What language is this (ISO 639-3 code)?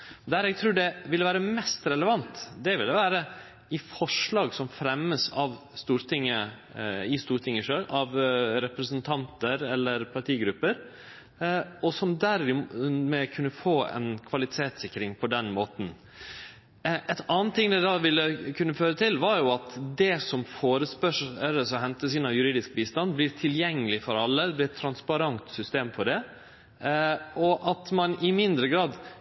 nno